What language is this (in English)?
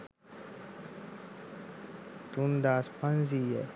Sinhala